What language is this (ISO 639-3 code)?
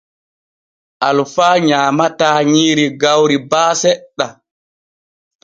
fue